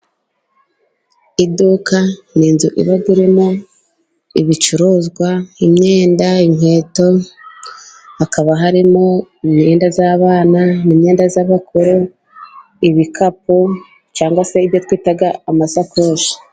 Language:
Kinyarwanda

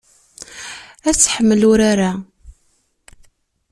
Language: Kabyle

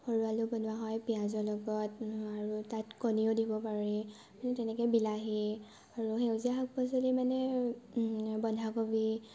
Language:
Assamese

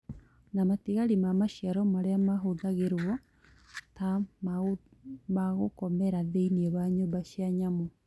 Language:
Kikuyu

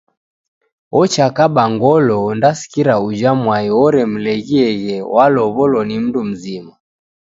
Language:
Taita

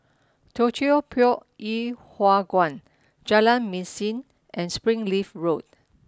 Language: English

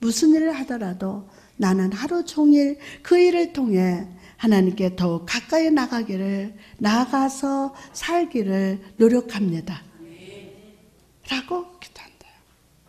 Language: Korean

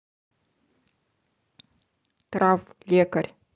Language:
Russian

